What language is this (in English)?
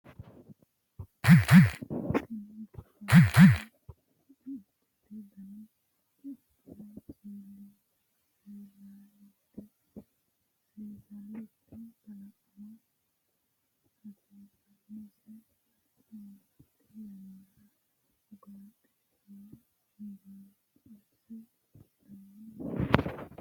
Sidamo